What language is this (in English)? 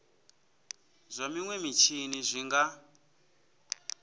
Venda